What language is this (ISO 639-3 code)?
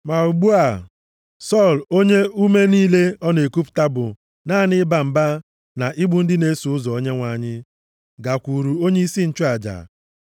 ibo